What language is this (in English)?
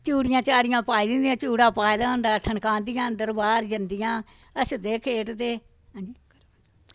Dogri